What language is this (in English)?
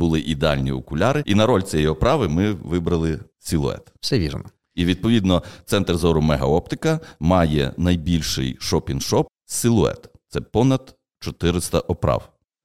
Ukrainian